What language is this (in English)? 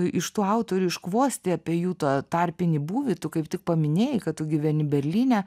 Lithuanian